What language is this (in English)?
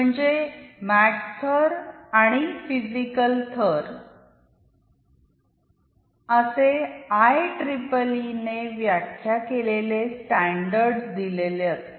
Marathi